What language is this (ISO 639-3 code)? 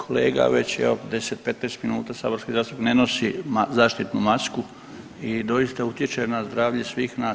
hrv